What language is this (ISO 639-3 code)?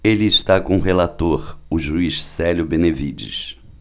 por